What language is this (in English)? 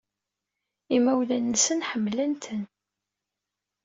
Kabyle